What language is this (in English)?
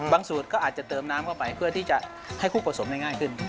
Thai